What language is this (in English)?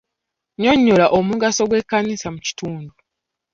Ganda